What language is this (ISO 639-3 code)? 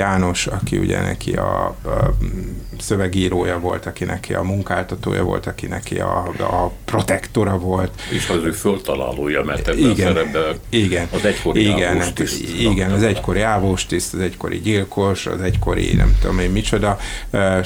hun